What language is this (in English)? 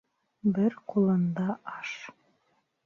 Bashkir